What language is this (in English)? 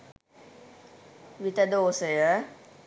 Sinhala